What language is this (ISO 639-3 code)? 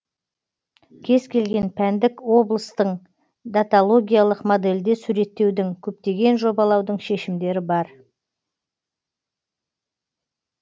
kaz